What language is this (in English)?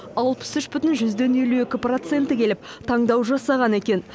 Kazakh